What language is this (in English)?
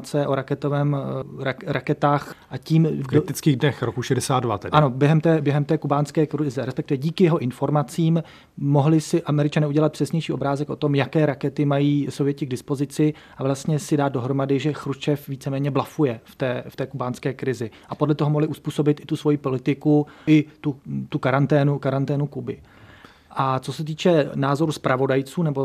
Czech